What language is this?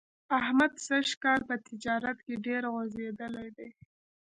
Pashto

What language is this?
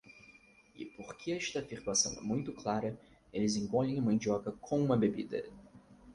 Portuguese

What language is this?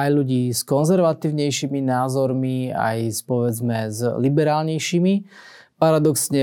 Slovak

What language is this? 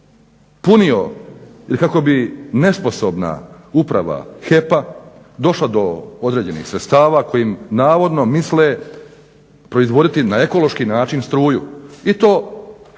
Croatian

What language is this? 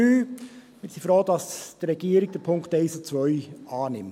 Swiss German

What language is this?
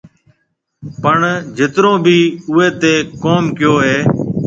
Marwari (Pakistan)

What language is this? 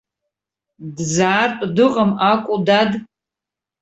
Abkhazian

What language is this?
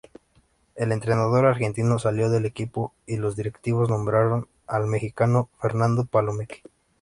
Spanish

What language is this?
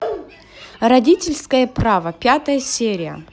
Russian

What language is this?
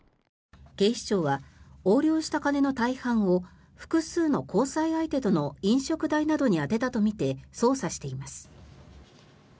Japanese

